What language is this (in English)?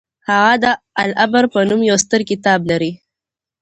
Pashto